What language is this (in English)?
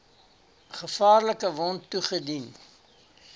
Afrikaans